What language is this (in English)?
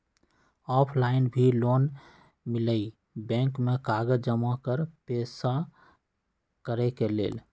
Magahi